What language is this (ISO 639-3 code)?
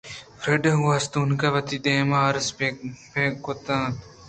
bgp